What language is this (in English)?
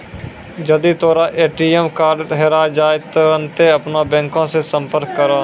Maithili